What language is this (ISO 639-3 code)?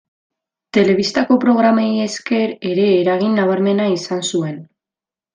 eus